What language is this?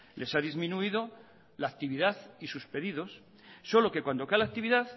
Spanish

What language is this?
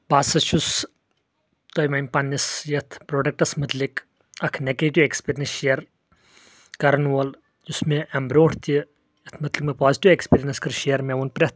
Kashmiri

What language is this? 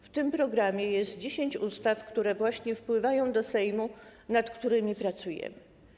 Polish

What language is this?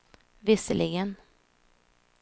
Swedish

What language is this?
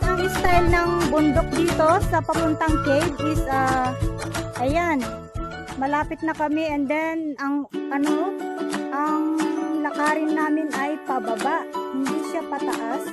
Indonesian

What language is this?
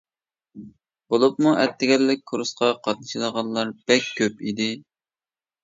Uyghur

